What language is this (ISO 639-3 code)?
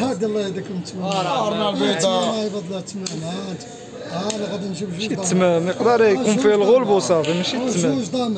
ara